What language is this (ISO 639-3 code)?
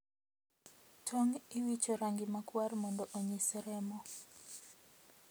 luo